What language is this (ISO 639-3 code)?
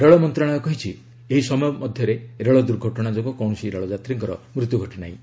ori